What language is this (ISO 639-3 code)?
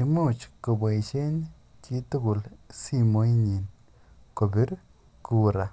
kln